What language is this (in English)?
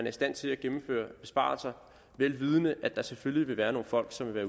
Danish